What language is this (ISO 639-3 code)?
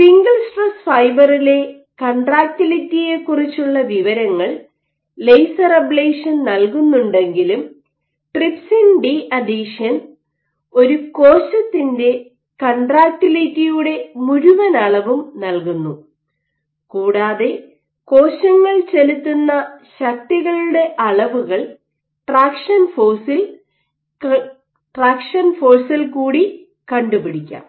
mal